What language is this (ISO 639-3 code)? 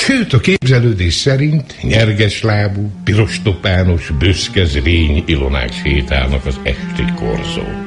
hun